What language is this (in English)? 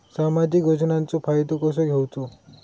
Marathi